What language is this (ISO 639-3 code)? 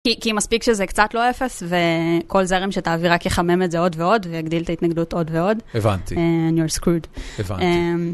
heb